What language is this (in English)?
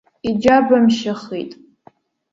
Abkhazian